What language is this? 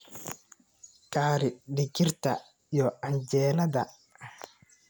Somali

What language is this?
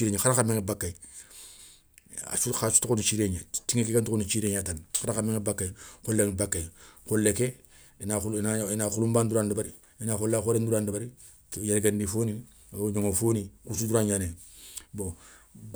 Soninke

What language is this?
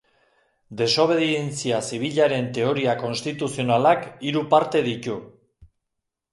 Basque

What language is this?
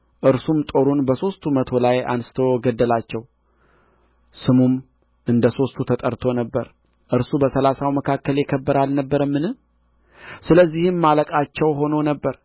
Amharic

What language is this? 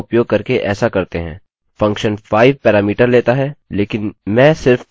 Hindi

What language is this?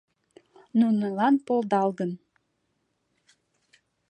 Mari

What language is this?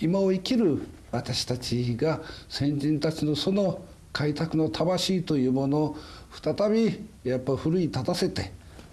Japanese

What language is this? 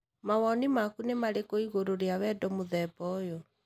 Kikuyu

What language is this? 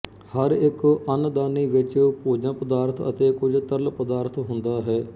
Punjabi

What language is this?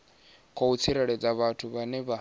Venda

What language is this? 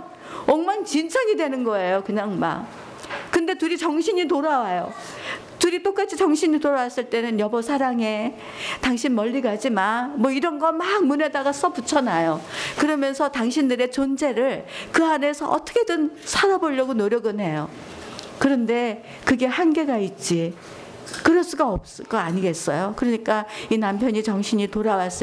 Korean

